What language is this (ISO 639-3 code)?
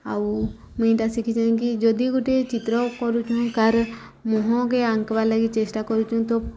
ori